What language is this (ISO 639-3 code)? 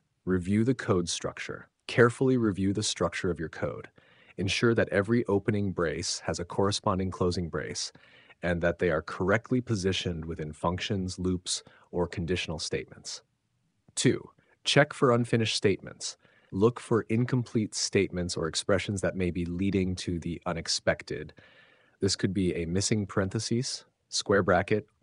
eng